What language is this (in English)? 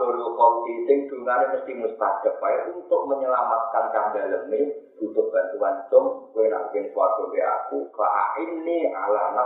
Indonesian